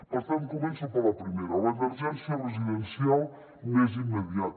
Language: Catalan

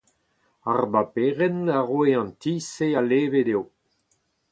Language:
Breton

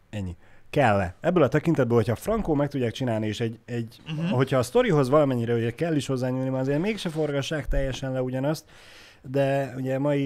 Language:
Hungarian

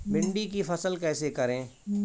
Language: Hindi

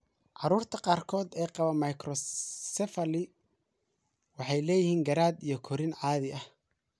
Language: Somali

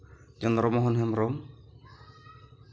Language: Santali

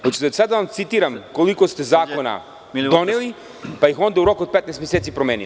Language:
Serbian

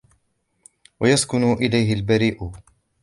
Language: Arabic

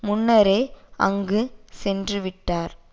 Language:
Tamil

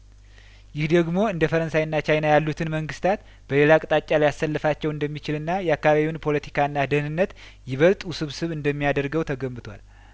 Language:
Amharic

